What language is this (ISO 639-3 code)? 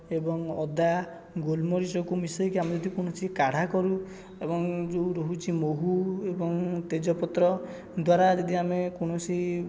ori